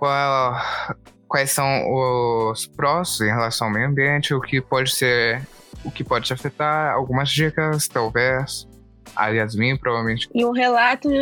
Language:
Portuguese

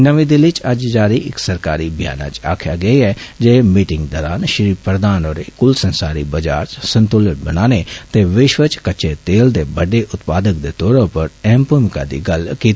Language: Dogri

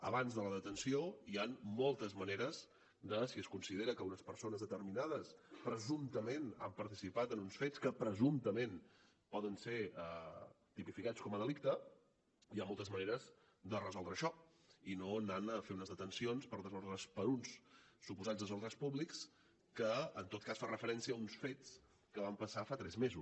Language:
Catalan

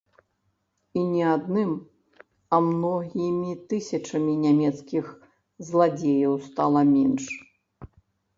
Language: Belarusian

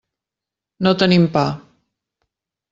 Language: Catalan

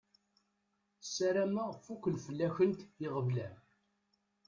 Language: Kabyle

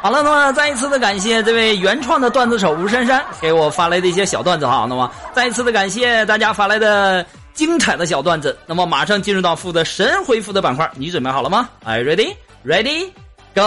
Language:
Chinese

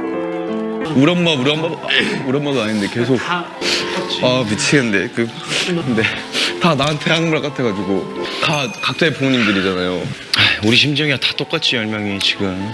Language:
Korean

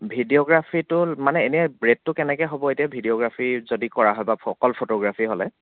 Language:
Assamese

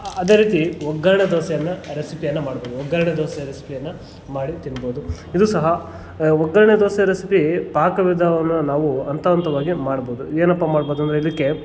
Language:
Kannada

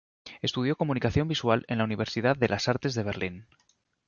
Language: Spanish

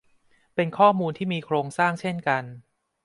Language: Thai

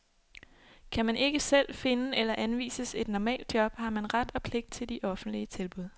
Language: Danish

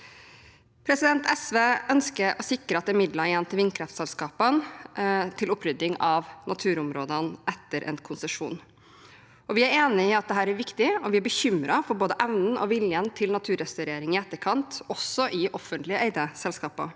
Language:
Norwegian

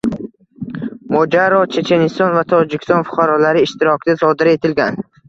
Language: Uzbek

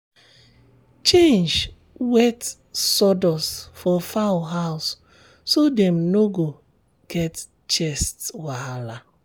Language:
Nigerian Pidgin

